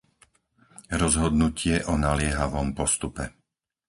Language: Slovak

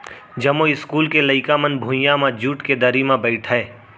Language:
Chhattisgarhi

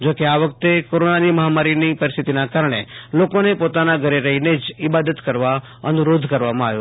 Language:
Gujarati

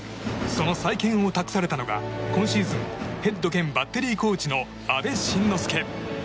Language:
Japanese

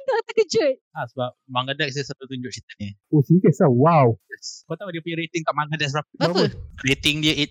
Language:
Malay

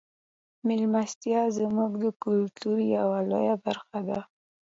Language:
Pashto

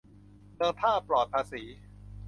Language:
Thai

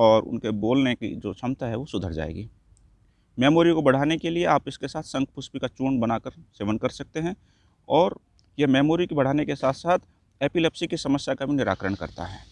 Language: Hindi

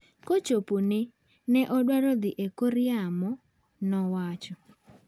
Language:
Luo (Kenya and Tanzania)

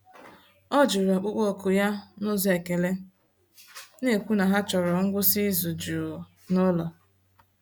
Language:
Igbo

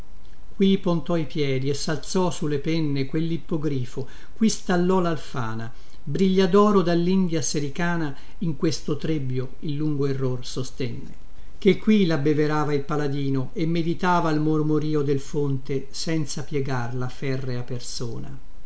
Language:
Italian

